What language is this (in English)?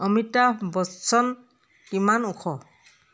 Assamese